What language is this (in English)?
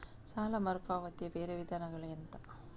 Kannada